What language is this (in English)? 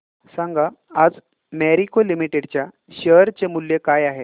Marathi